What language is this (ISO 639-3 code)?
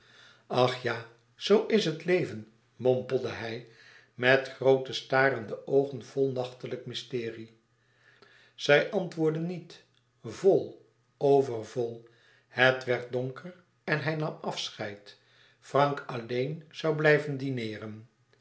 nld